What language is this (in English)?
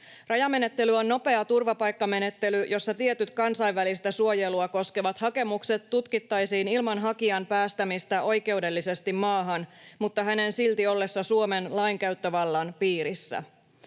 Finnish